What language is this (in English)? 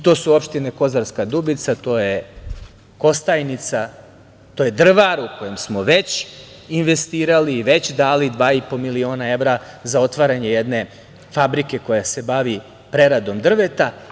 Serbian